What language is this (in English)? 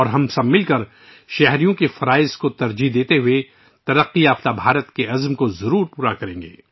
Urdu